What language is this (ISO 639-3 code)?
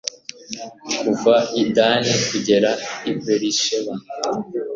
kin